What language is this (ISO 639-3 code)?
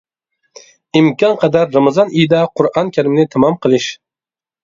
uig